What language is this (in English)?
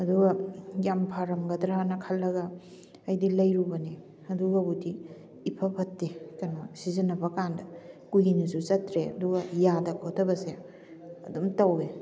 Manipuri